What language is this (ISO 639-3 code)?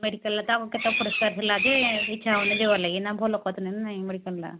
ori